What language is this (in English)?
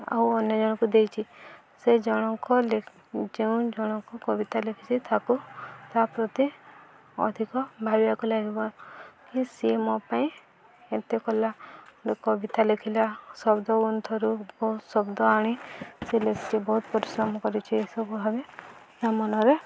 Odia